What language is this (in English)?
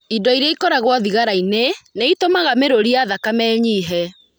Kikuyu